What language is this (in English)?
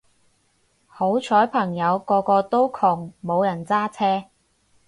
Cantonese